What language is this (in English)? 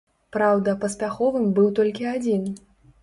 Belarusian